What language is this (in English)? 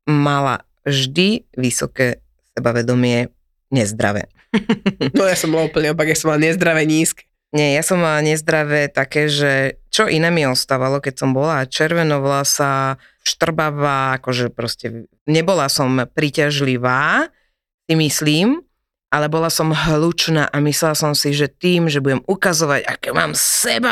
Slovak